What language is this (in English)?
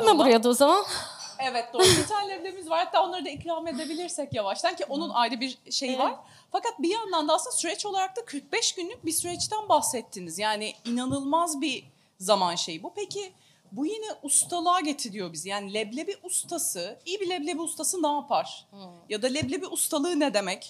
Turkish